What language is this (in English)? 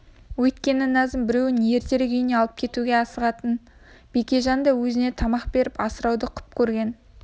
Kazakh